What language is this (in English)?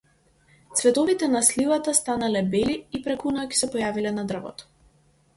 Macedonian